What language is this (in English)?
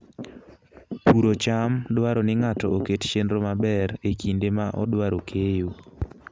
Luo (Kenya and Tanzania)